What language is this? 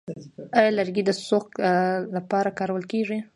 Pashto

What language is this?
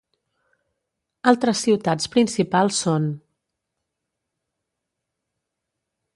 Catalan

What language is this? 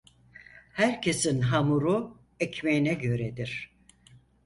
Turkish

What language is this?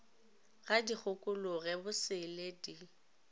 Northern Sotho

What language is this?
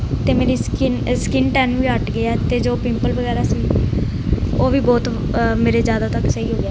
Punjabi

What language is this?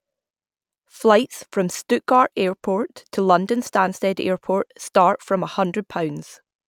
English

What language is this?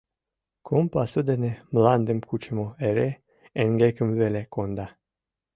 Mari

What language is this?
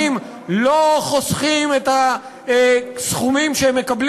Hebrew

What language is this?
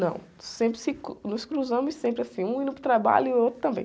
Portuguese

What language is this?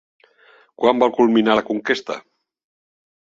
Catalan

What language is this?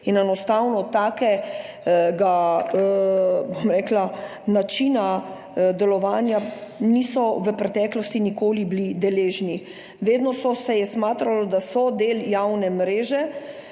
Slovenian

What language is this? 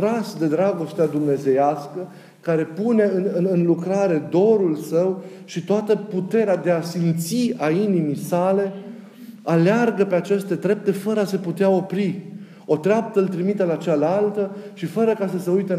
Romanian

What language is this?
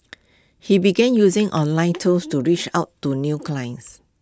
English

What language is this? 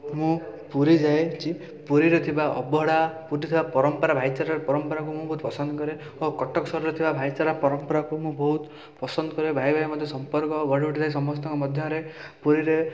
Odia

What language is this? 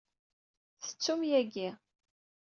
Kabyle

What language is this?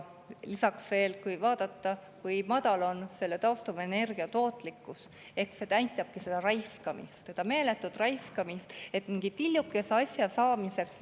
Estonian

